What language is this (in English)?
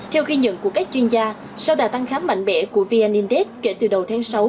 Vietnamese